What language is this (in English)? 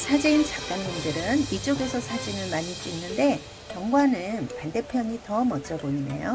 Korean